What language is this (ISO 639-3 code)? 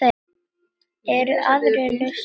isl